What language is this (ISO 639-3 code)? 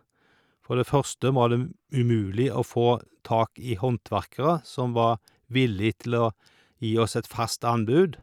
nor